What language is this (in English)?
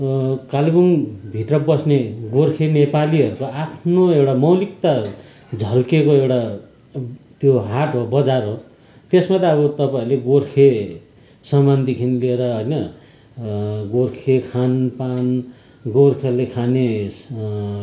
Nepali